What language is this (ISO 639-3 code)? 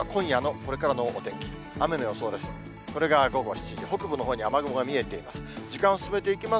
jpn